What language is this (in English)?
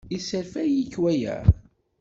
Kabyle